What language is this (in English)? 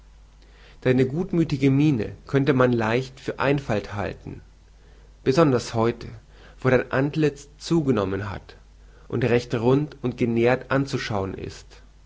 German